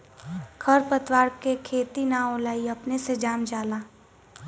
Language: Bhojpuri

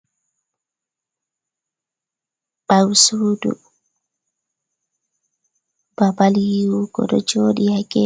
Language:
Fula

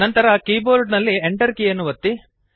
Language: Kannada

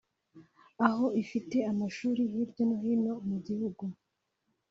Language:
Kinyarwanda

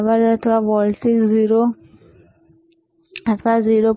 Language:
Gujarati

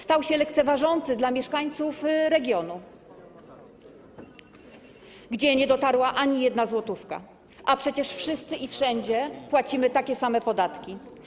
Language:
Polish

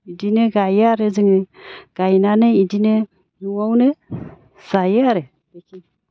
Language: Bodo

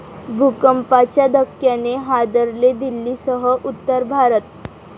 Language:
Marathi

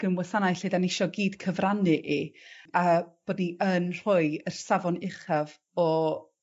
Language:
Welsh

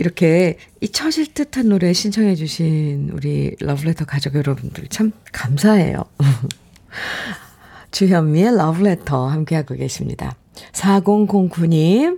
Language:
Korean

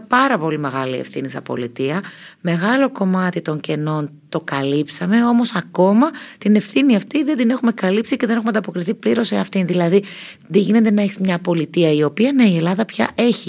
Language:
Greek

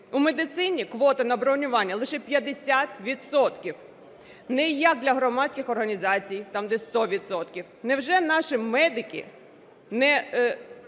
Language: Ukrainian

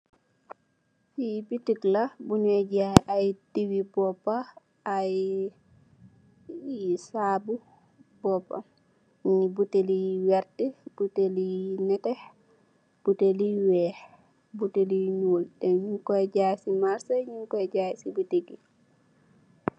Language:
Wolof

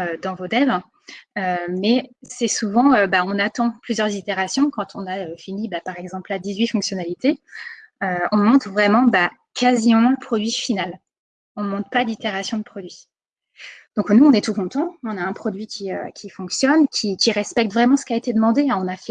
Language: French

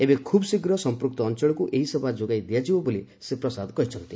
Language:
Odia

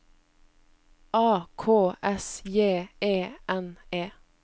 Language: Norwegian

